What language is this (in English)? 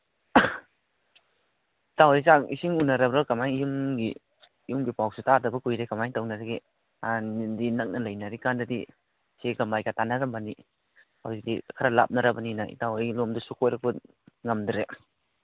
Manipuri